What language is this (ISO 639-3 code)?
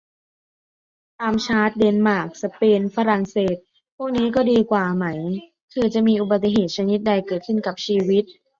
tha